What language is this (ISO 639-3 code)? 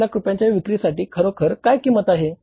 mar